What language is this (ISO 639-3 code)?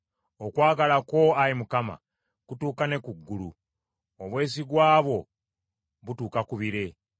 lug